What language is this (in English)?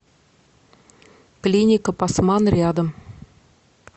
Russian